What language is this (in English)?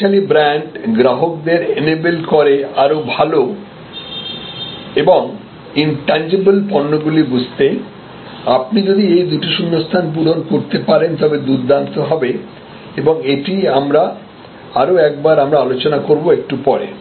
Bangla